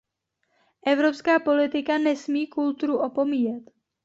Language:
Czech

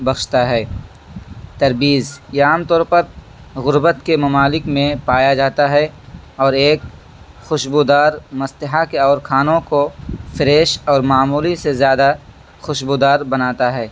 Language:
Urdu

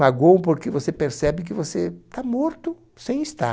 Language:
Portuguese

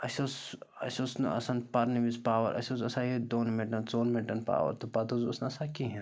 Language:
Kashmiri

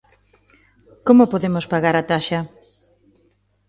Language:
Galician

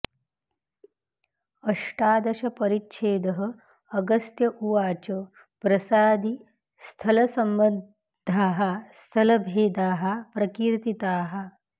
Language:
Sanskrit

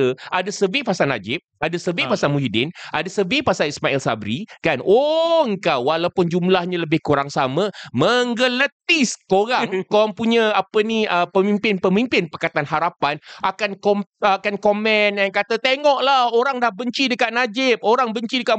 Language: Malay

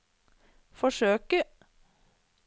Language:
Norwegian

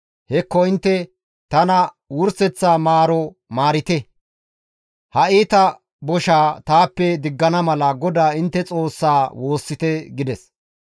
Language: Gamo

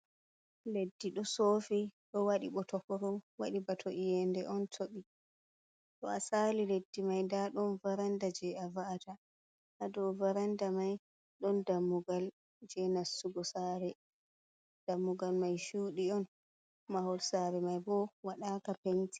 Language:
Fula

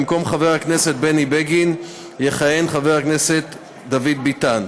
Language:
Hebrew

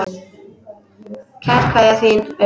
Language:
Icelandic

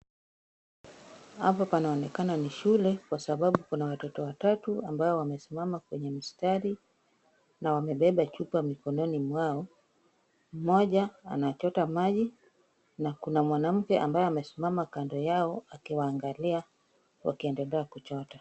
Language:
Swahili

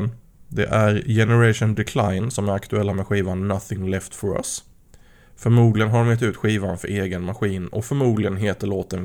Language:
Swedish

